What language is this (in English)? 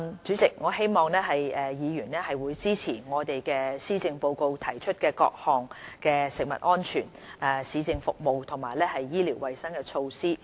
Cantonese